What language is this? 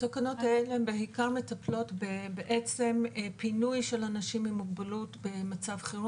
Hebrew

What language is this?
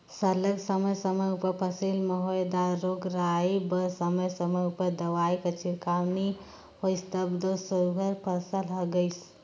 Chhattisgarhi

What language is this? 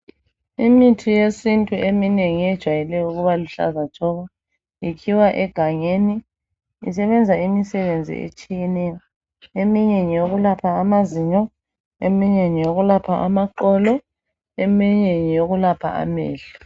North Ndebele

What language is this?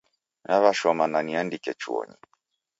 Taita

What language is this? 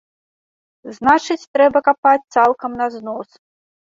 Belarusian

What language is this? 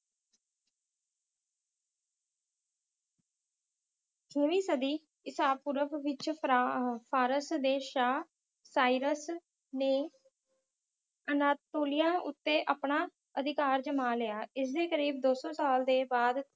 Punjabi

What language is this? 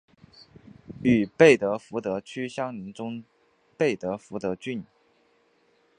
Chinese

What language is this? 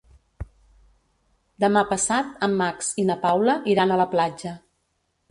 Catalan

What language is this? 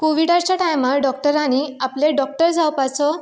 Konkani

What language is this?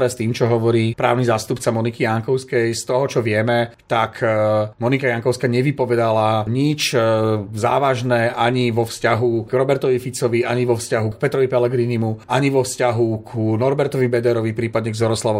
Slovak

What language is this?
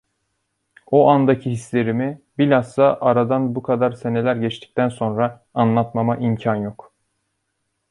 Turkish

